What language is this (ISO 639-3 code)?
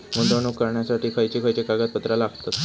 mar